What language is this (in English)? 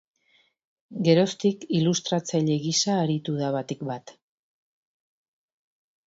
Basque